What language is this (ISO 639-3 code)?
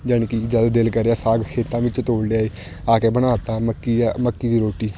pan